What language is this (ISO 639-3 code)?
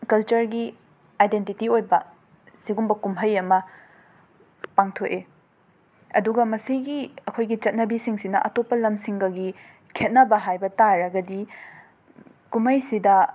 mni